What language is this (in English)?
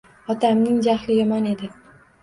Uzbek